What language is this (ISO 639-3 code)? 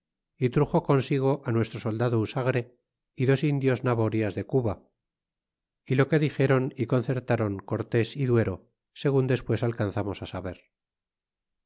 spa